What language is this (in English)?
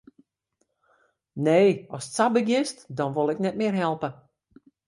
Western Frisian